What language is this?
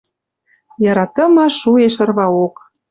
Western Mari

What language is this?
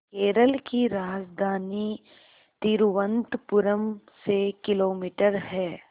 Hindi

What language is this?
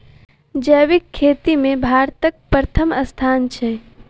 Maithili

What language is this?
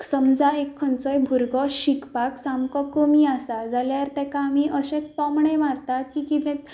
Konkani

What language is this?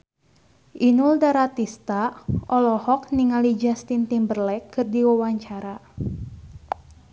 Sundanese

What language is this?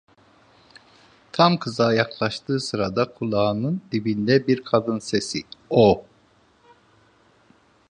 Turkish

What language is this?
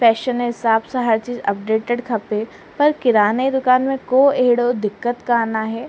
Sindhi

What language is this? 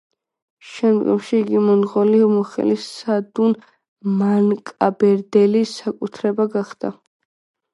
Georgian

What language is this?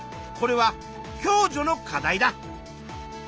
Japanese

